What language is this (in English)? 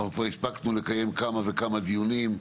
Hebrew